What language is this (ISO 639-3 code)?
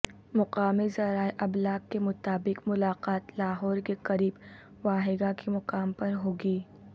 urd